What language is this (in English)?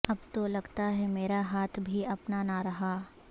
Urdu